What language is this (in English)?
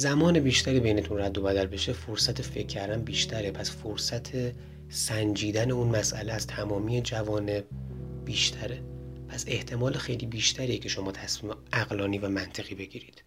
Persian